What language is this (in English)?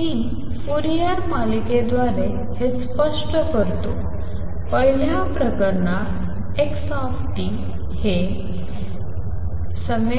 Marathi